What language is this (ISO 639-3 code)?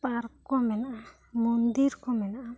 sat